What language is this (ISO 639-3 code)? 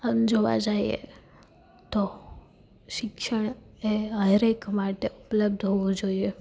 guj